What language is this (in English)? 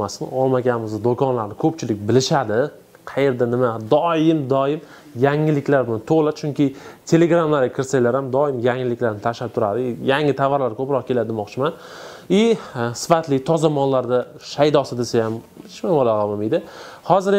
Turkish